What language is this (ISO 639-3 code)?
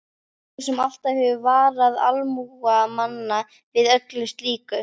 isl